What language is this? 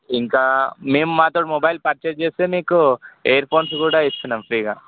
Telugu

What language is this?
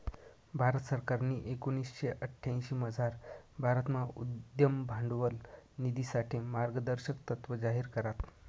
Marathi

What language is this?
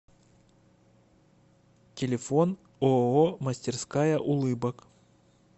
Russian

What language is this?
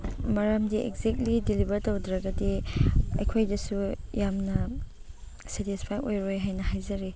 Manipuri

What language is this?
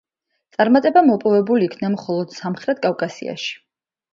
Georgian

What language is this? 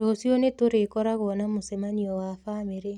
Kikuyu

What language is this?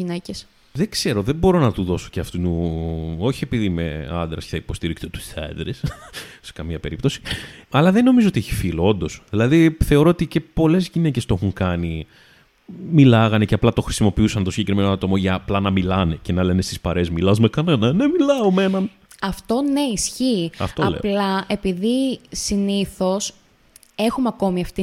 Greek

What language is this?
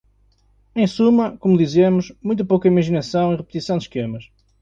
Portuguese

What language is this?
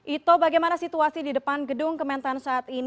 Indonesian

